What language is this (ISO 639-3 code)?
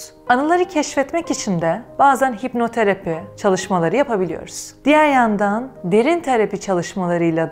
tur